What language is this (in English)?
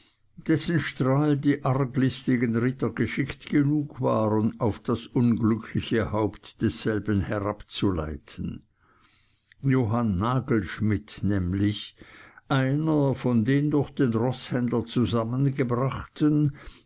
German